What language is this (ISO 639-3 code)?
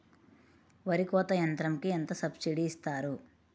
tel